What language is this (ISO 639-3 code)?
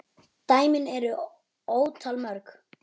isl